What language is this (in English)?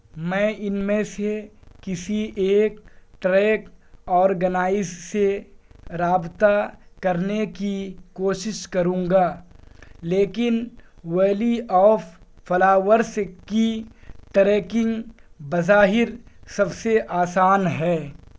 Urdu